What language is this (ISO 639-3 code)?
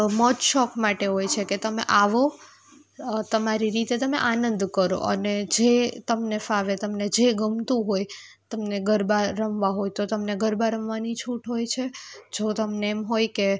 guj